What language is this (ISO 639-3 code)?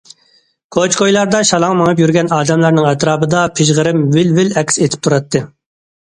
uig